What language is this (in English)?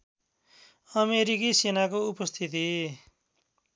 Nepali